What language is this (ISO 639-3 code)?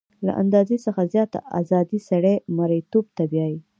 pus